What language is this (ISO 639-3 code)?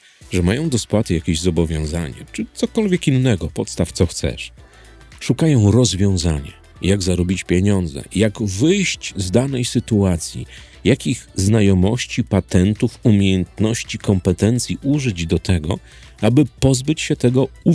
pol